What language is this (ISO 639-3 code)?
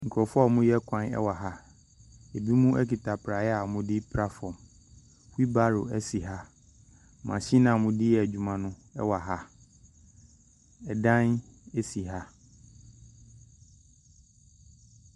aka